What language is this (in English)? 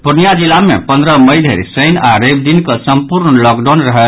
Maithili